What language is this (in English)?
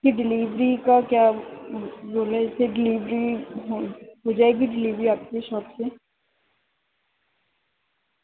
Urdu